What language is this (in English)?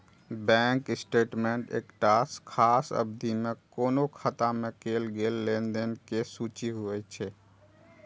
Maithili